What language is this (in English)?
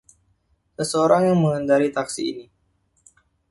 Indonesian